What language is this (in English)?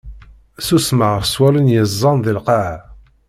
Kabyle